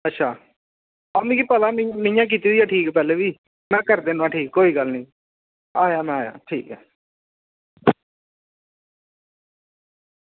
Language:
Dogri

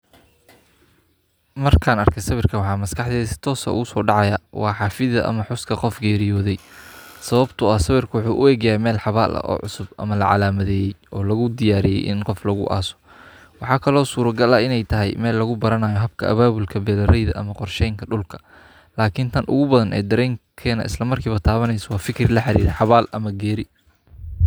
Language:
Somali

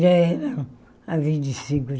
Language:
Portuguese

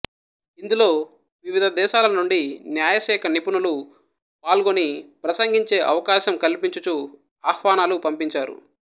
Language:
Telugu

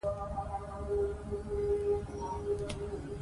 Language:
Pashto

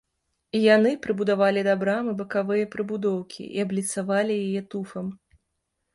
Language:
Belarusian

